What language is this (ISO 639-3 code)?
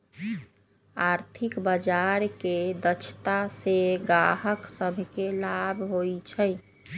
mag